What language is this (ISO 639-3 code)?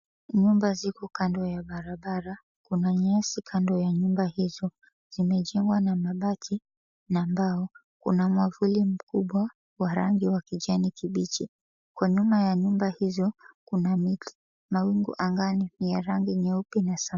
swa